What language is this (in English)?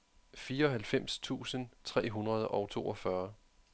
Danish